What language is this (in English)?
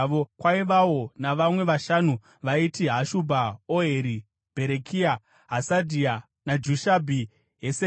Shona